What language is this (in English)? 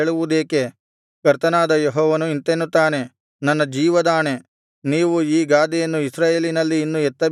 Kannada